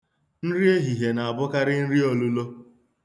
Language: Igbo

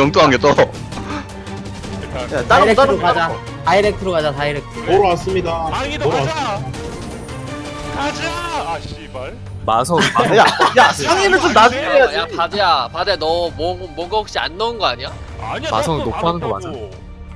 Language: Korean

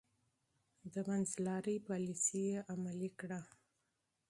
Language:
Pashto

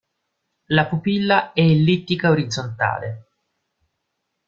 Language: Italian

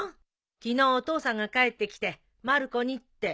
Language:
Japanese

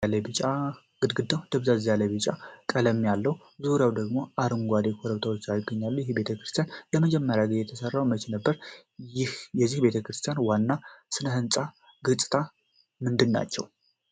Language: Amharic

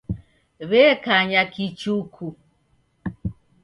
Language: Taita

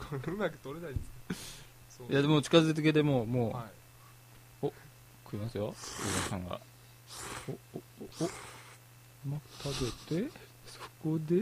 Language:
Japanese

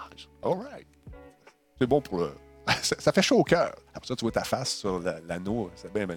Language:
French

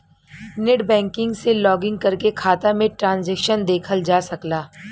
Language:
Bhojpuri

